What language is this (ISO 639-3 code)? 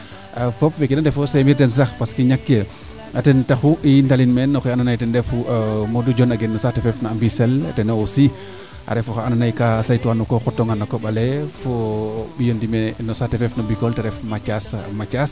srr